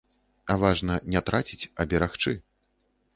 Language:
Belarusian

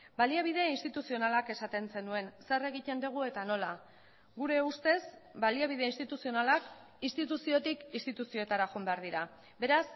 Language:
Basque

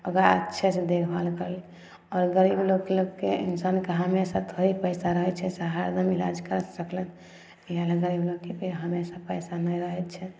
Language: Maithili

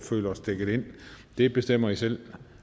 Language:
Danish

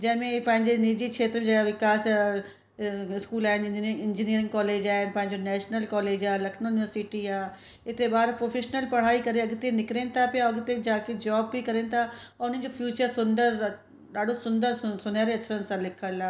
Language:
Sindhi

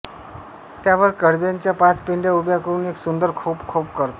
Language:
Marathi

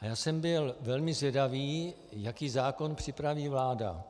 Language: Czech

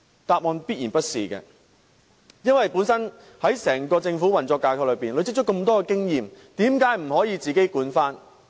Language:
Cantonese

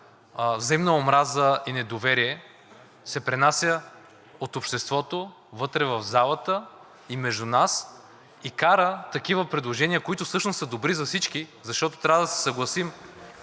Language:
Bulgarian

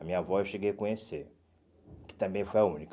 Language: Portuguese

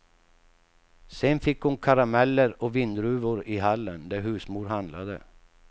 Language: Swedish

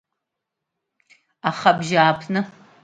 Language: Abkhazian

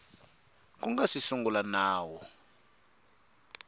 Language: Tsonga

